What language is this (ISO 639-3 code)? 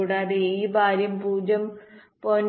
mal